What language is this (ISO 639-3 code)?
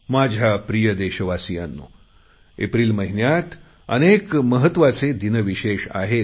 mar